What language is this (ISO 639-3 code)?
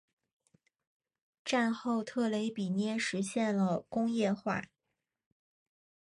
zho